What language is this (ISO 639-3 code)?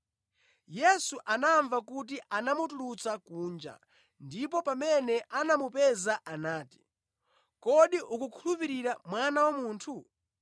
nya